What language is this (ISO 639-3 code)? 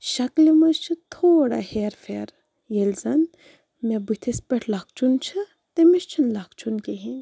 kas